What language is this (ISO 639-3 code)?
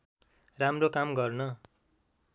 nep